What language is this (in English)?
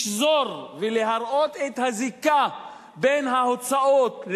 Hebrew